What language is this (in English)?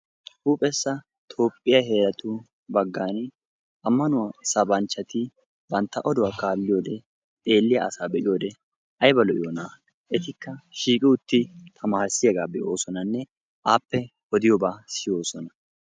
Wolaytta